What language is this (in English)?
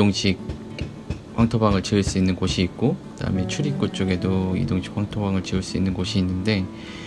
Korean